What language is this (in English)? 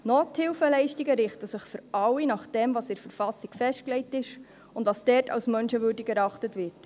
Swiss German